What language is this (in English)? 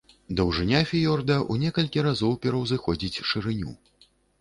Belarusian